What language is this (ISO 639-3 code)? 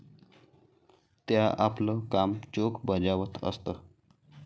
mar